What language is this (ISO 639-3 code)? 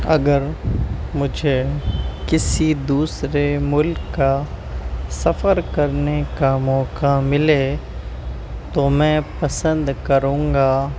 urd